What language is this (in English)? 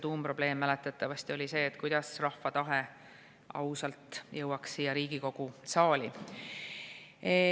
Estonian